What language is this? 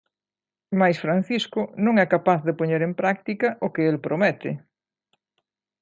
Galician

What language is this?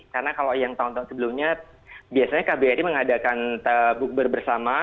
Indonesian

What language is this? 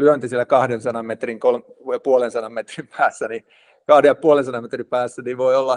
Finnish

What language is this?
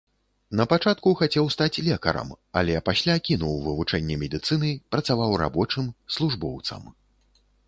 Belarusian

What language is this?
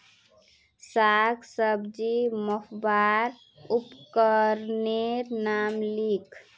Magahi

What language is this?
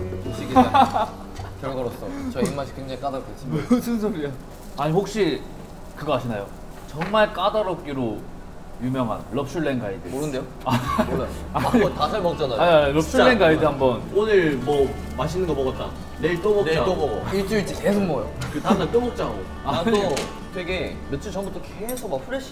Korean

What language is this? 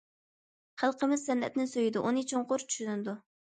Uyghur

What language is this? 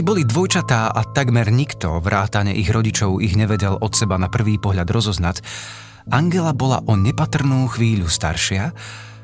Slovak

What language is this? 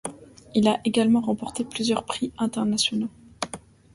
French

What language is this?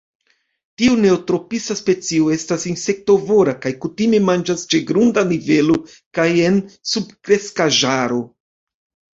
Esperanto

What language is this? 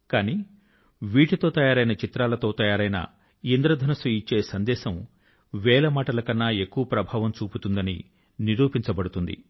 Telugu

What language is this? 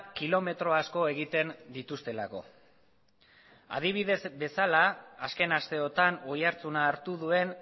Basque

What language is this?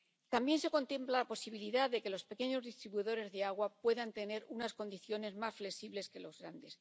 Spanish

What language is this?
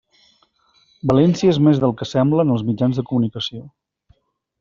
Catalan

